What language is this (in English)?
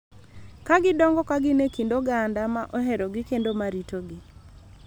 Luo (Kenya and Tanzania)